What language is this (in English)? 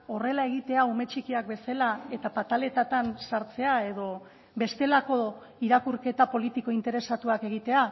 Basque